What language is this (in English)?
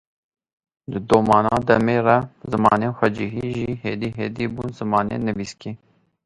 Kurdish